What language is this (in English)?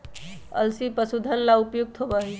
Magahi